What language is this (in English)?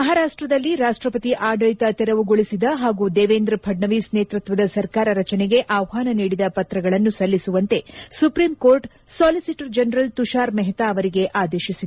Kannada